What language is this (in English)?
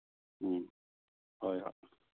Manipuri